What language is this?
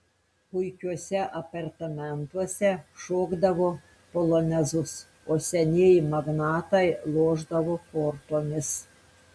Lithuanian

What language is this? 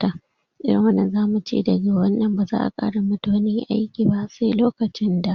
Hausa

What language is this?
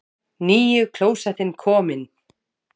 Icelandic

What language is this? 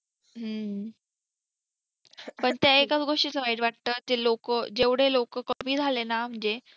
Marathi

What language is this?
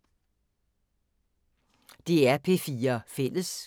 Danish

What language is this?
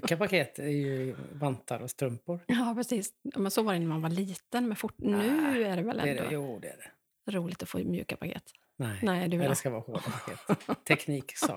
Swedish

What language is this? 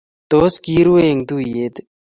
Kalenjin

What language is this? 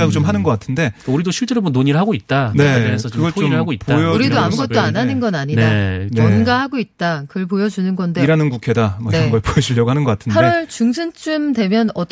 Korean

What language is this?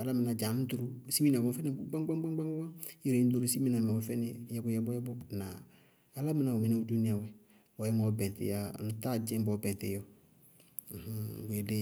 Bago-Kusuntu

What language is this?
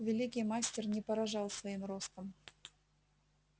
Russian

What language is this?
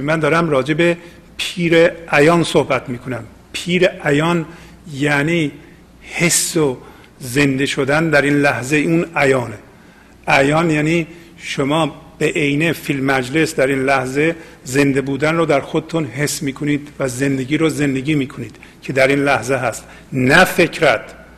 Persian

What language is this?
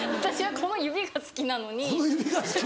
Japanese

